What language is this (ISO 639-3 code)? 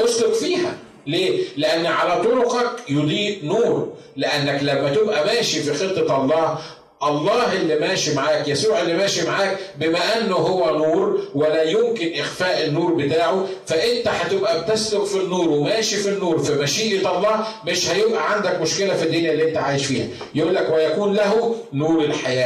ara